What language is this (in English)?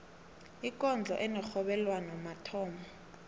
South Ndebele